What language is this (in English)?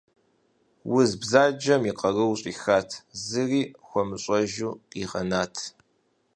Kabardian